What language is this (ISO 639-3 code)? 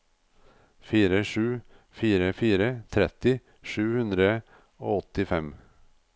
nor